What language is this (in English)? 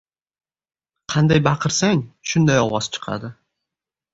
Uzbek